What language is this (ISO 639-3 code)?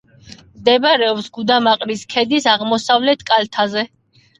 kat